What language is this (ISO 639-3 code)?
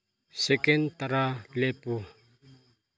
mni